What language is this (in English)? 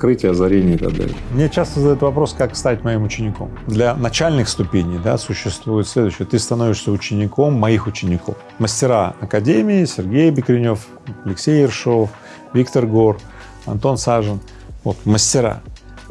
Russian